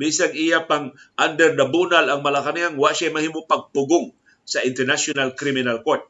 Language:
Filipino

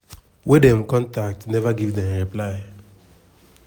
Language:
Nigerian Pidgin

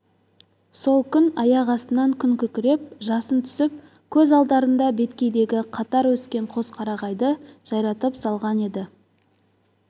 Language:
Kazakh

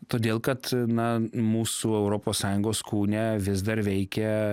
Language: Lithuanian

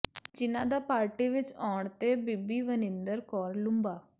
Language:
Punjabi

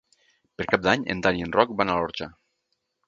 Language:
Catalan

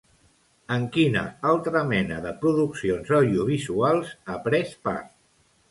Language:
Catalan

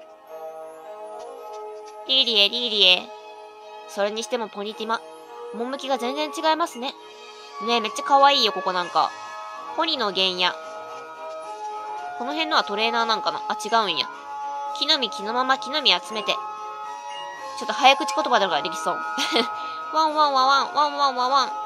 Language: Japanese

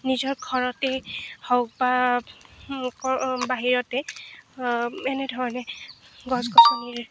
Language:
Assamese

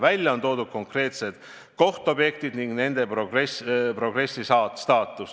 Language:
Estonian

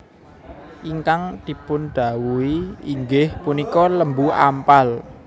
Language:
Javanese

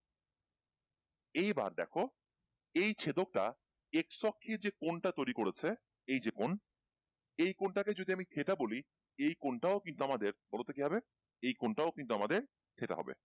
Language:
Bangla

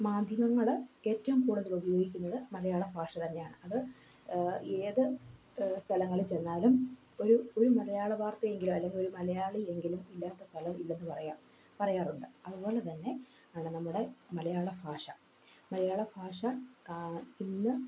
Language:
Malayalam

